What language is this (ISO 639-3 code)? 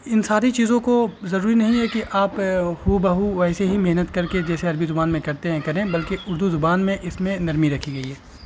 urd